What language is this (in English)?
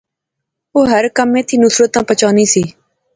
Pahari-Potwari